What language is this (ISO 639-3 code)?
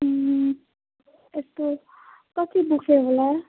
nep